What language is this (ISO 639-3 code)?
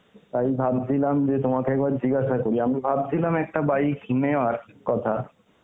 ben